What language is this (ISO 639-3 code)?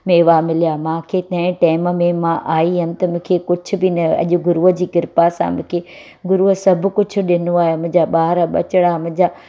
snd